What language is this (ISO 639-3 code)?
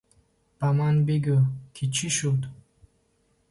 tgk